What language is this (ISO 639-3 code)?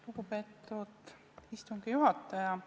est